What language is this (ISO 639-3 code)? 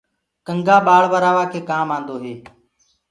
ggg